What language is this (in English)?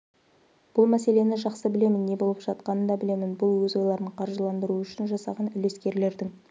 Kazakh